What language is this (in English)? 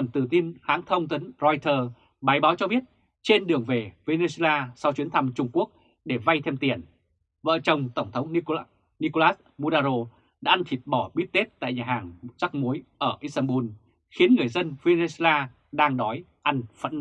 Vietnamese